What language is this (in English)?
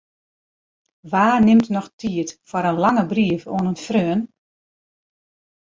Western Frisian